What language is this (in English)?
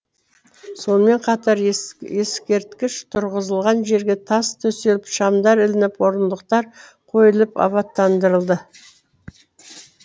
Kazakh